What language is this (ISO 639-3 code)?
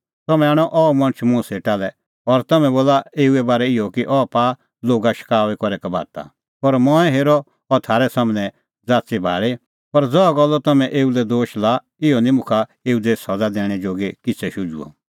kfx